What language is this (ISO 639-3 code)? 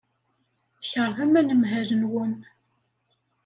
kab